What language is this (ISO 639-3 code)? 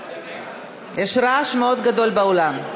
heb